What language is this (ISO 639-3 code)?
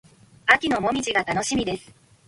jpn